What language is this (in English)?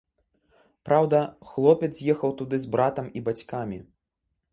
Belarusian